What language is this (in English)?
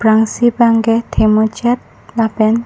Karbi